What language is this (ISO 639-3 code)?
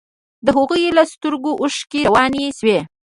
pus